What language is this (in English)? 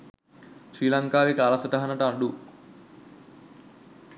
Sinhala